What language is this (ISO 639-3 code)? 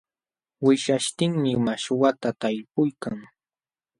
qxw